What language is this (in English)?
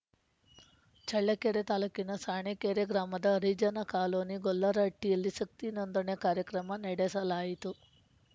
Kannada